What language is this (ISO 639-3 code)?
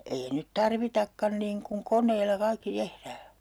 fin